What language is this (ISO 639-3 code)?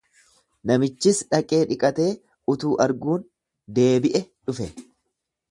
orm